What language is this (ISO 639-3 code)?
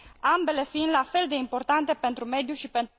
ron